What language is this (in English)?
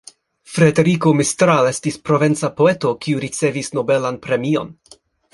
Esperanto